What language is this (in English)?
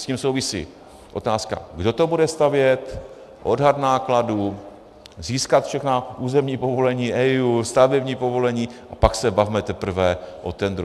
Czech